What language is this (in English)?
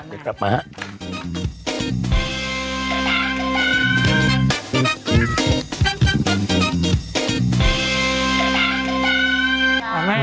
Thai